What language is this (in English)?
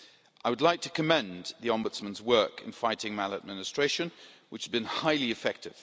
English